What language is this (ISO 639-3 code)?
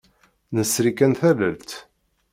kab